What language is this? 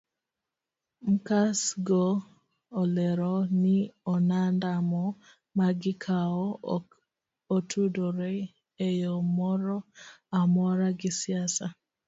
Luo (Kenya and Tanzania)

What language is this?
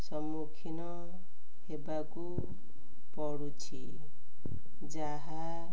Odia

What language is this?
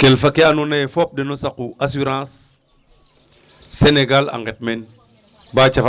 Serer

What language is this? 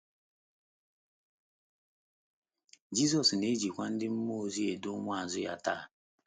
Igbo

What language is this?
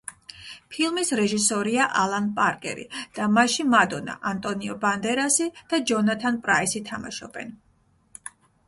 Georgian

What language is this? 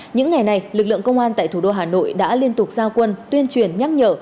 Vietnamese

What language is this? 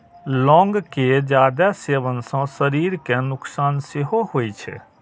Maithili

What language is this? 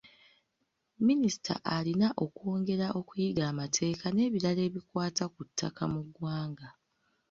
Ganda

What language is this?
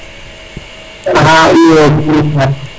Serer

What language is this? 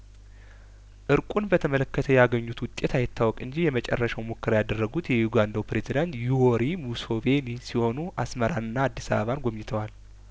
Amharic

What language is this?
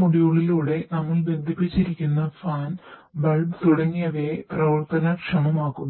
Malayalam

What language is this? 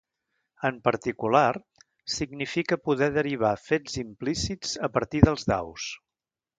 Catalan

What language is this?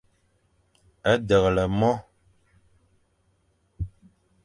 Fang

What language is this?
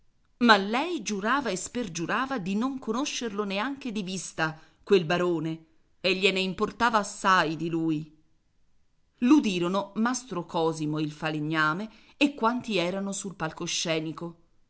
Italian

